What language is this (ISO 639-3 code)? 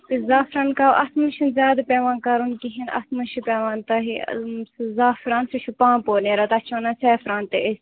kas